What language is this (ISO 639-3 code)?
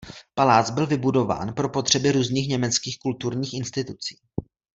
ces